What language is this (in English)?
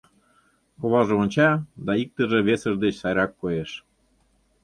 Mari